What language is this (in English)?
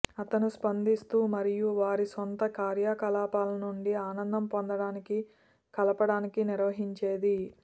Telugu